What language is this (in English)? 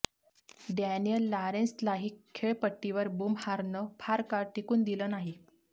Marathi